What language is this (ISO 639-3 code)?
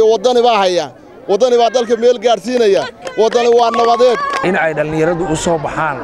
ara